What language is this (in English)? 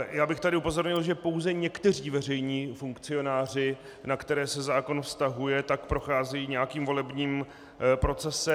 Czech